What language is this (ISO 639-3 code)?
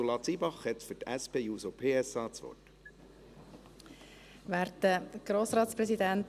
gsw